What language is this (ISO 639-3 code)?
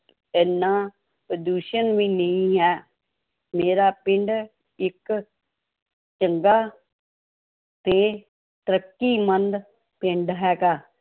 pan